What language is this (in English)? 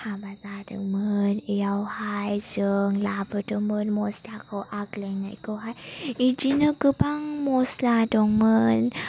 Bodo